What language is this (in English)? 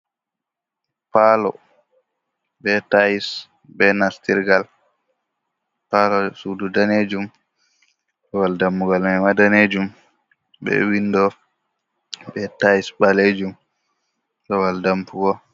Fula